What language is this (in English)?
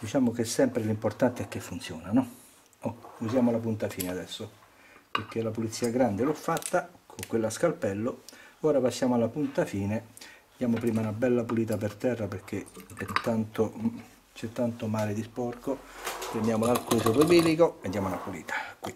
Italian